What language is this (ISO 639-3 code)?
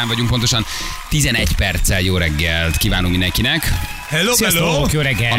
hun